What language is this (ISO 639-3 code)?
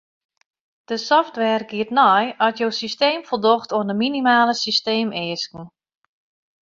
fry